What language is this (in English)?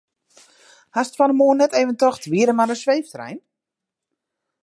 Western Frisian